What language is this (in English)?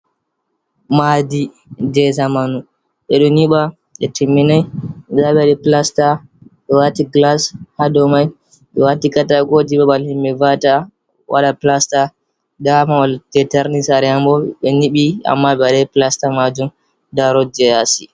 Fula